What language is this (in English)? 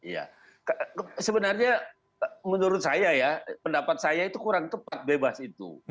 Indonesian